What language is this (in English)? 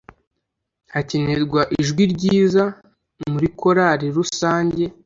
Kinyarwanda